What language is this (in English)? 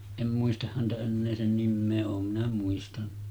Finnish